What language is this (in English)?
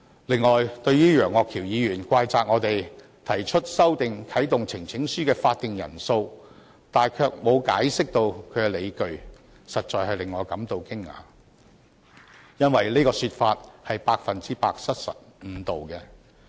Cantonese